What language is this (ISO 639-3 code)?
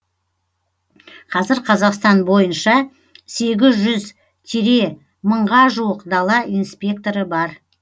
kaz